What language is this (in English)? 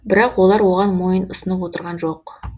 Kazakh